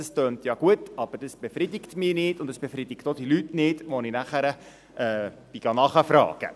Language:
Swiss German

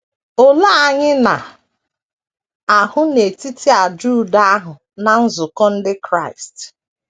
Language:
Igbo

